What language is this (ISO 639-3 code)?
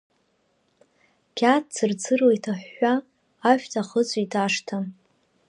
abk